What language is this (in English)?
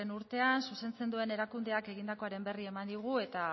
Basque